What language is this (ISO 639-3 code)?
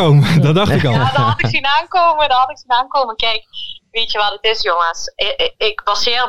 nld